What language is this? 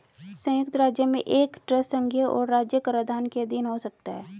Hindi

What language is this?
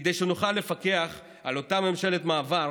Hebrew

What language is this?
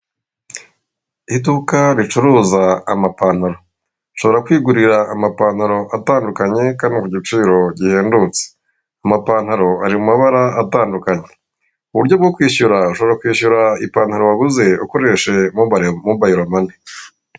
Kinyarwanda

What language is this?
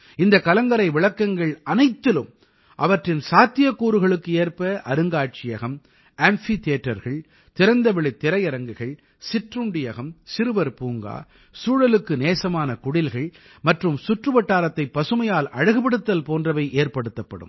Tamil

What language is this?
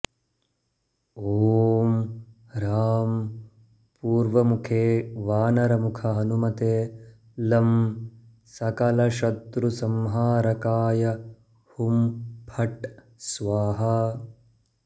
Sanskrit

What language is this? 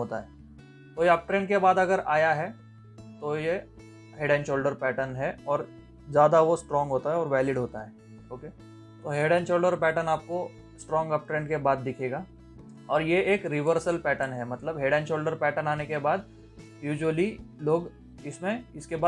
Hindi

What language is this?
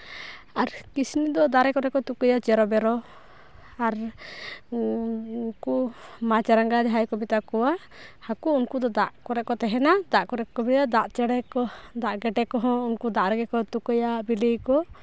Santali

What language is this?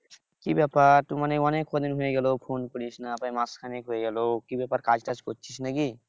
Bangla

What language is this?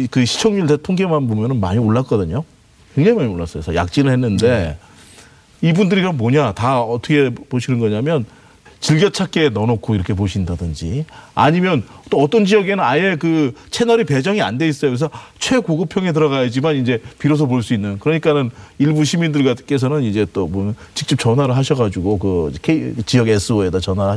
Korean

